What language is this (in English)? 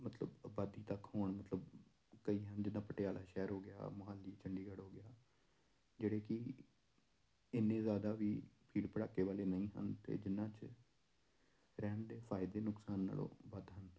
Punjabi